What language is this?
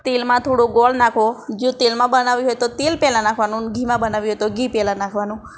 Gujarati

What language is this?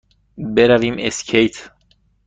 Persian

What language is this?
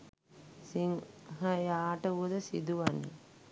Sinhala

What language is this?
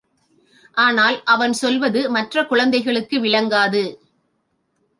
Tamil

